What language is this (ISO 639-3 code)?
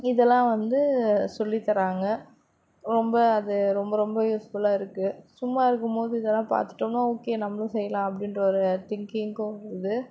tam